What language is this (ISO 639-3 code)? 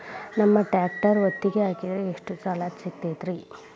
kan